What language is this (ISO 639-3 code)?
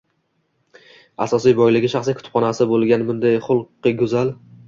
uzb